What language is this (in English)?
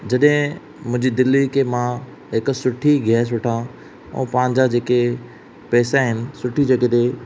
Sindhi